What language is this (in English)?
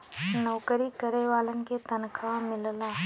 Bhojpuri